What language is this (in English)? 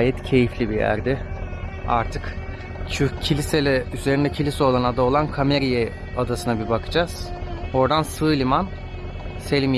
Turkish